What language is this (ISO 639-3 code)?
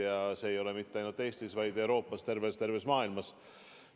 est